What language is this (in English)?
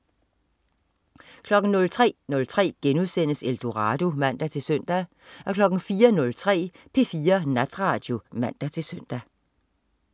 Danish